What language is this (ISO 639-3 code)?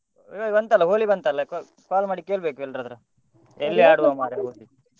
kan